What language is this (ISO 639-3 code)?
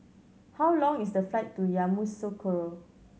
eng